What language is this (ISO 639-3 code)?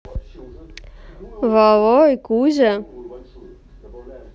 rus